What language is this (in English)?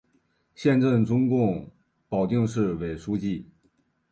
Chinese